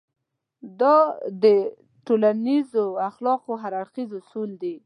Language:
Pashto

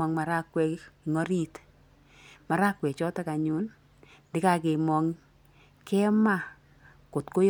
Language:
Kalenjin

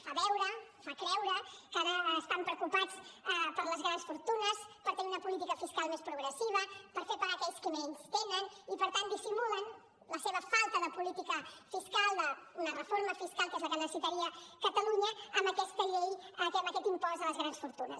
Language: Catalan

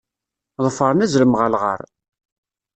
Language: Kabyle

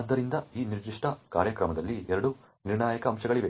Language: Kannada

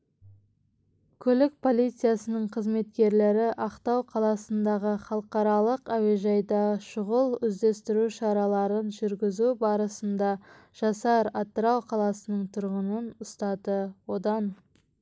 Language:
Kazakh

